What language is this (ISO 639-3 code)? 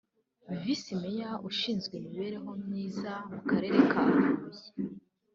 kin